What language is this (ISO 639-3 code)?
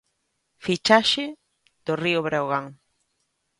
glg